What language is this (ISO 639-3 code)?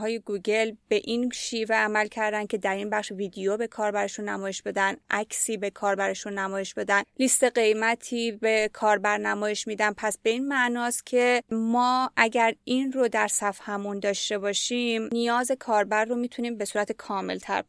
fas